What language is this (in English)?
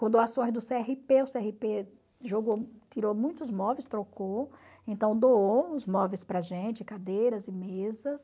Portuguese